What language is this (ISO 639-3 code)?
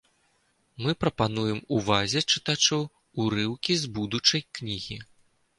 bel